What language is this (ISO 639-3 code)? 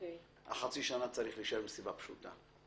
heb